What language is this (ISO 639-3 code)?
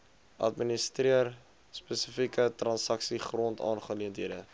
afr